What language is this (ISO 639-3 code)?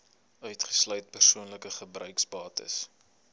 afr